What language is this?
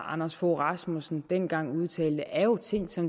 Danish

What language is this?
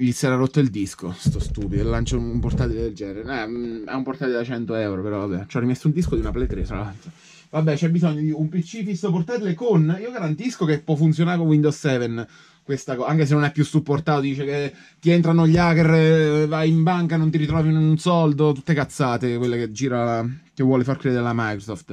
Italian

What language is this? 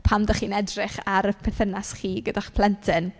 Welsh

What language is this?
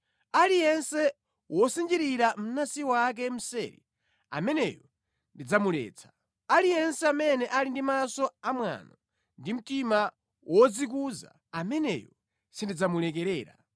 Nyanja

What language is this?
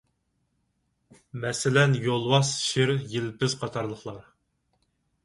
Uyghur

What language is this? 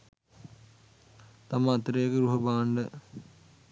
Sinhala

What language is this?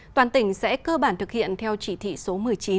Vietnamese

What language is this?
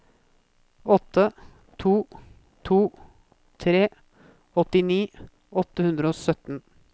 Norwegian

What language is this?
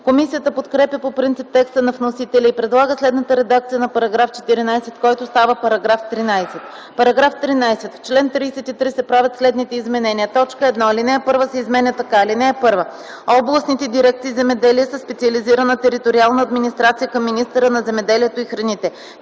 Bulgarian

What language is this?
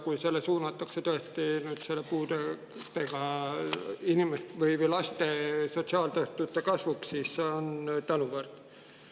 Estonian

